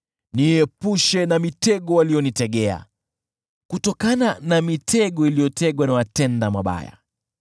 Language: Swahili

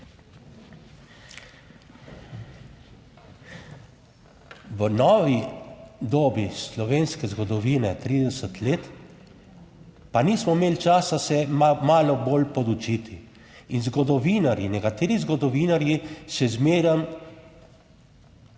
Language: Slovenian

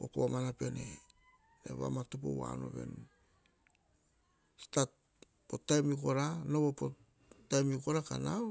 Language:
Hahon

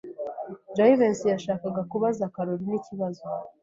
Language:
Kinyarwanda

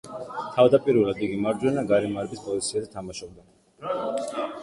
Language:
Georgian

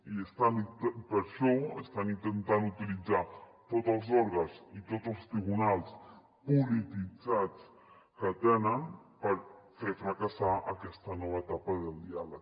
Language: Catalan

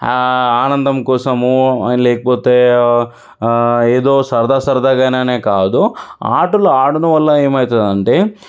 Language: Telugu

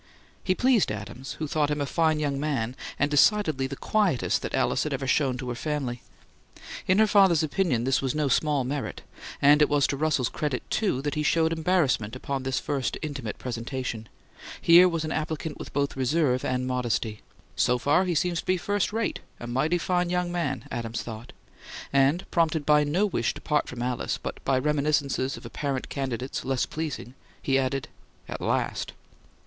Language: English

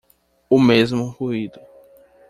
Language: Portuguese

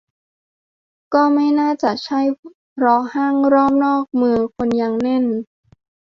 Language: Thai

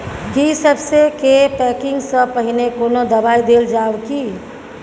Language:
Maithili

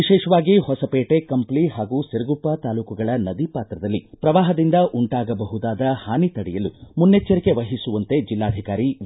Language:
Kannada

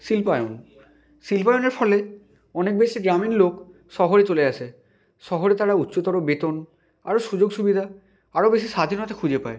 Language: Bangla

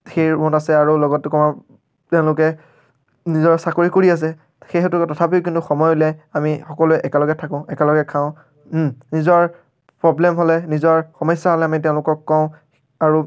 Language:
Assamese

